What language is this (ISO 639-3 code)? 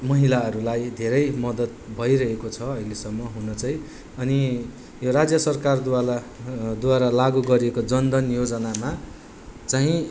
nep